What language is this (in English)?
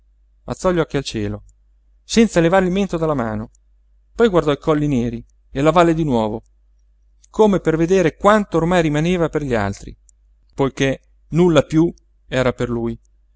Italian